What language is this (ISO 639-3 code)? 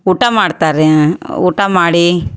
kan